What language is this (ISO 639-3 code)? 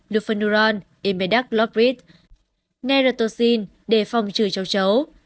vie